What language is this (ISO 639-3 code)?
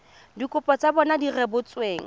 tsn